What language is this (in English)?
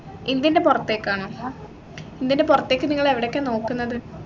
Malayalam